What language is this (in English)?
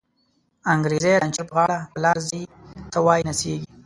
Pashto